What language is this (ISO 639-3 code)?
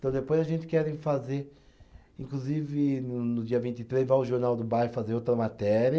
por